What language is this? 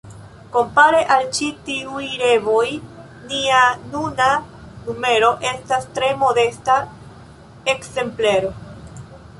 Esperanto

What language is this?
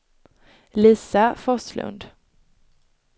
Swedish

